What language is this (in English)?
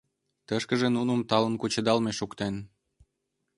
Mari